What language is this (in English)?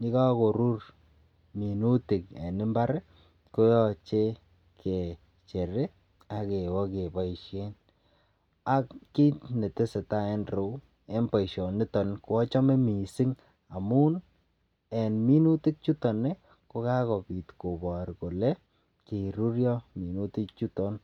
Kalenjin